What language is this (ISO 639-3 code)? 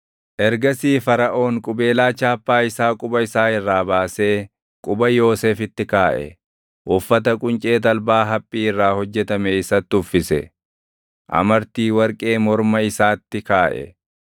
orm